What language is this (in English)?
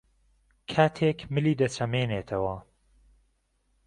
Central Kurdish